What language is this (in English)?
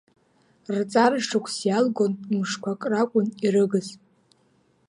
Abkhazian